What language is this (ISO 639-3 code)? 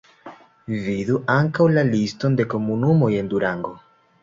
epo